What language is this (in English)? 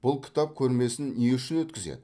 Kazakh